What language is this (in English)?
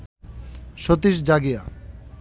Bangla